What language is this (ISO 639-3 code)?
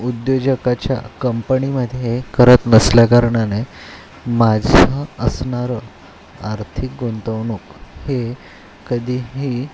mar